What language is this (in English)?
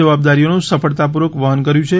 Gujarati